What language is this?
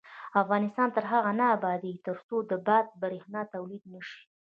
Pashto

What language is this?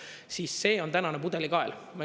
Estonian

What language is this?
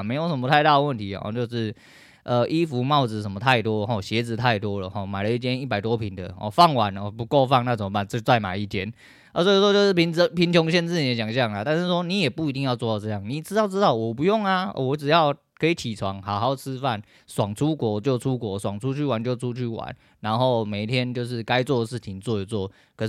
Chinese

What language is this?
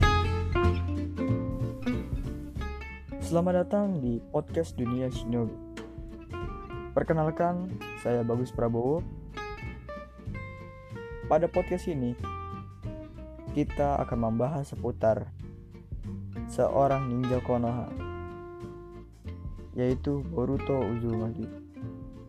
Indonesian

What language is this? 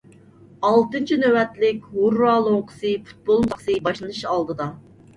Uyghur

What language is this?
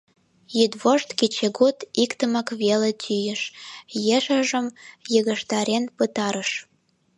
Mari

